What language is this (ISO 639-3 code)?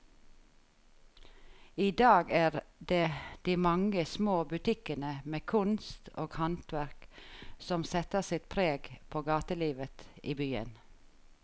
nor